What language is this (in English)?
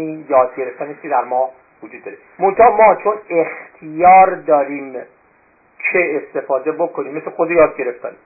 Persian